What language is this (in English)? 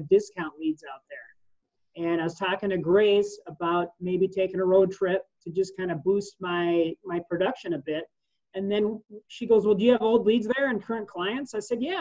English